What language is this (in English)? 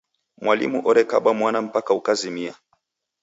Taita